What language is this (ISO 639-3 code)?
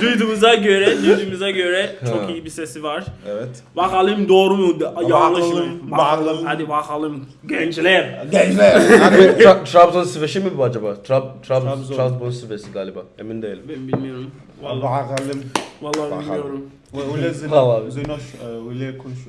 tur